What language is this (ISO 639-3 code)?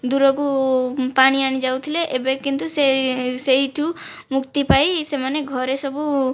ori